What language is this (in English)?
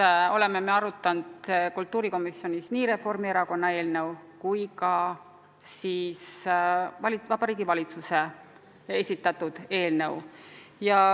Estonian